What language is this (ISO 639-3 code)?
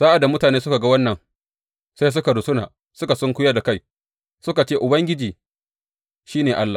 hau